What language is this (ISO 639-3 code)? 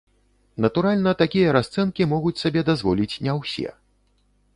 bel